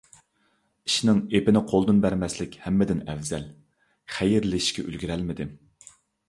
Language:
Uyghur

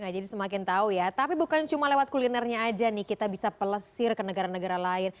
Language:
Indonesian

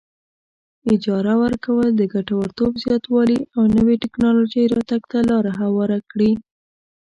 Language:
Pashto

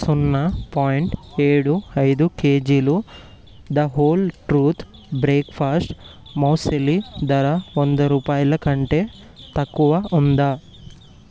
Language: Telugu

